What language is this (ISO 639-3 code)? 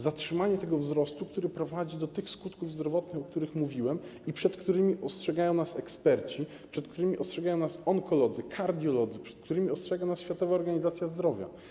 pol